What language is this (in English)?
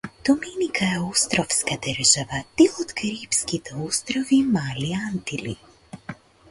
Macedonian